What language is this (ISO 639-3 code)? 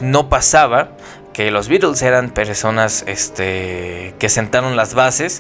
spa